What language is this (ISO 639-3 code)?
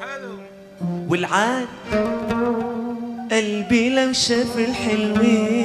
ara